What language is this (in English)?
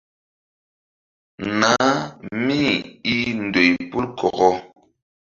Mbum